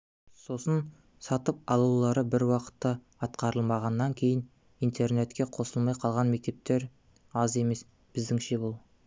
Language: Kazakh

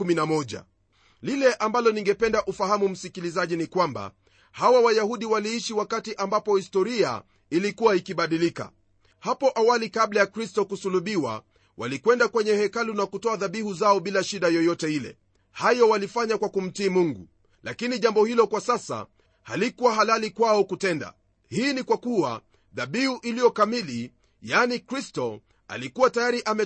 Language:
Swahili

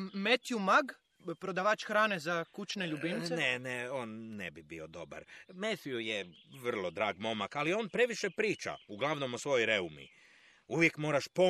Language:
Croatian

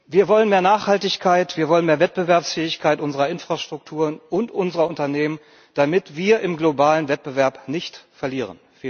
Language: German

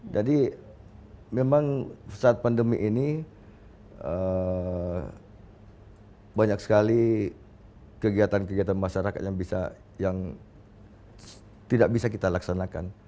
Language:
Indonesian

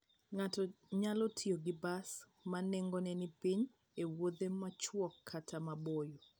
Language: Luo (Kenya and Tanzania)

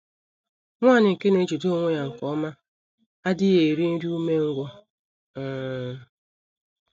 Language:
Igbo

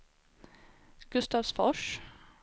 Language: Swedish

